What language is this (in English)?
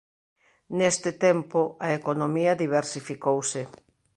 Galician